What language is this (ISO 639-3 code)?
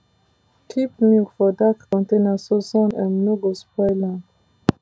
pcm